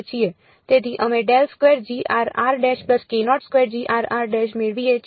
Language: Gujarati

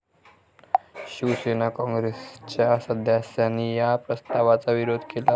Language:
Marathi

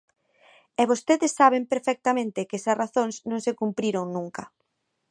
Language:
Galician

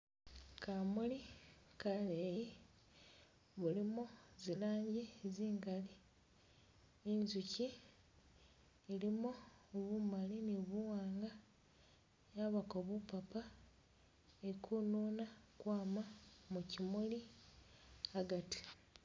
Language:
Masaaba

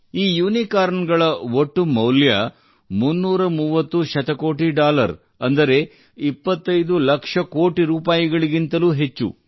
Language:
Kannada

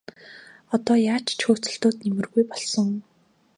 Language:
Mongolian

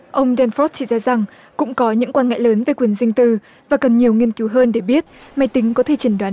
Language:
Vietnamese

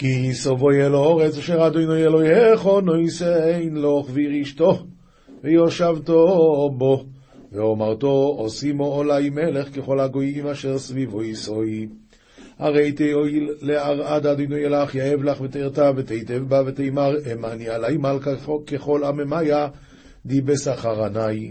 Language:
Hebrew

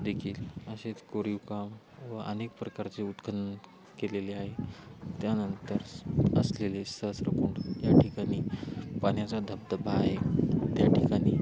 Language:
Marathi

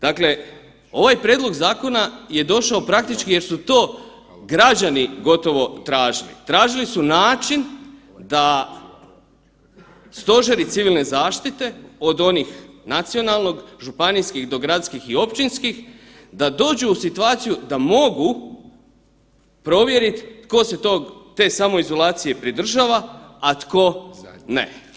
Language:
Croatian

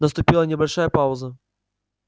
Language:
Russian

